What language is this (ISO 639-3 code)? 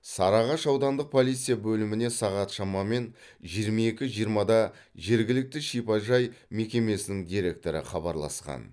kaz